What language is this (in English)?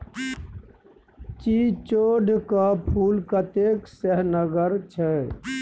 Maithili